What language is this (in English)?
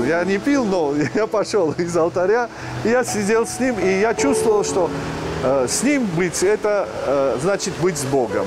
Russian